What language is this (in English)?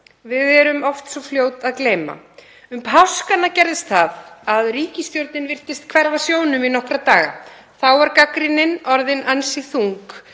Icelandic